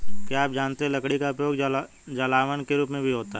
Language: Hindi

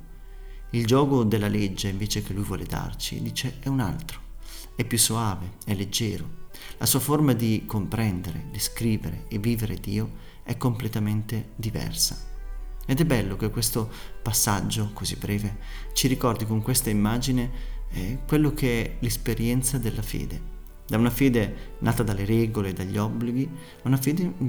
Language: Italian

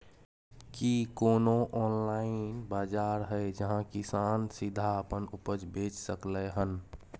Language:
Maithili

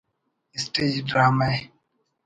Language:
Brahui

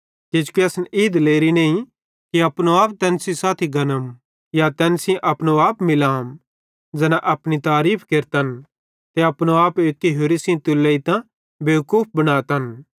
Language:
Bhadrawahi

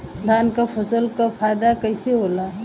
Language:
Bhojpuri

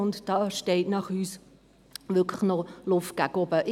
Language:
Swiss German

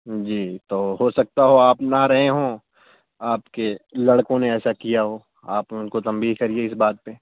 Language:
Urdu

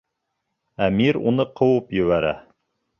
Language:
Bashkir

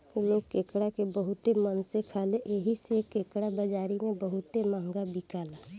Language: Bhojpuri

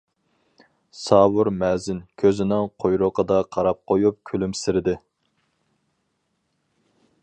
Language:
Uyghur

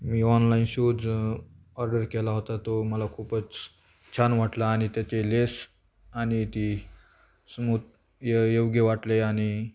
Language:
Marathi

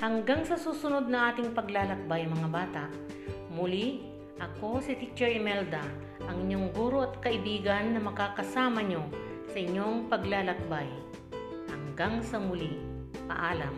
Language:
Filipino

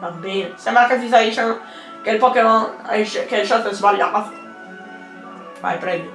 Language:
Italian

